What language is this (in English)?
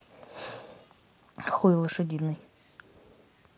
Russian